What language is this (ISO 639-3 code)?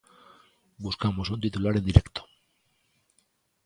glg